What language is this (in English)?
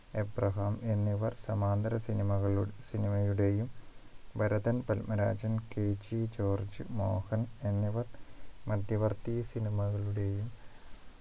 Malayalam